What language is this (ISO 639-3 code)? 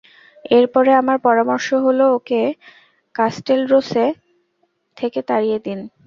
ben